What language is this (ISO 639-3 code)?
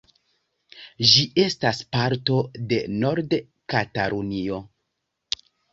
epo